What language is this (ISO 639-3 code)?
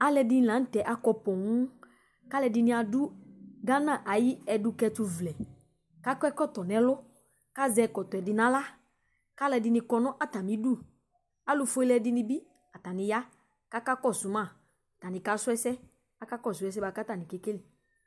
kpo